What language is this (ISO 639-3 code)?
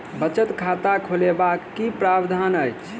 mai